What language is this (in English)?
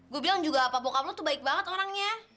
Indonesian